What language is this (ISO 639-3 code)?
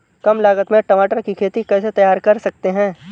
hin